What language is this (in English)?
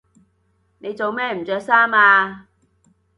Cantonese